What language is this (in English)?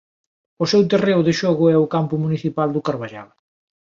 Galician